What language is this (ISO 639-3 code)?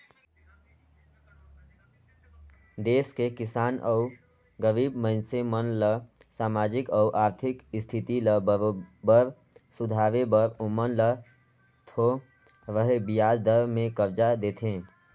hne